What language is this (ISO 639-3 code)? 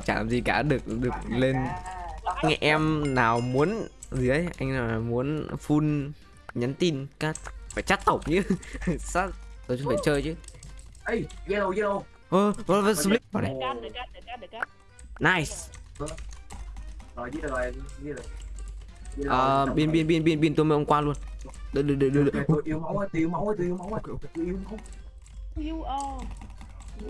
vie